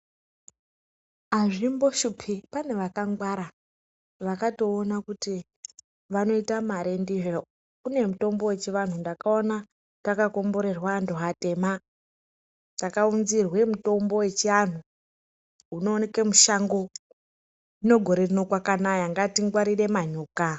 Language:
Ndau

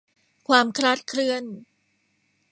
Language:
Thai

